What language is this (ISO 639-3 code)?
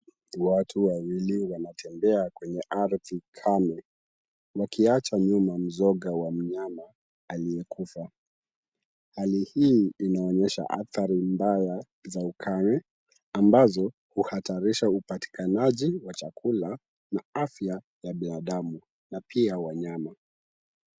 swa